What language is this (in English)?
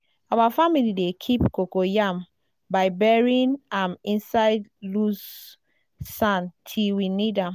Nigerian Pidgin